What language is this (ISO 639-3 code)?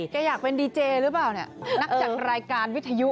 tha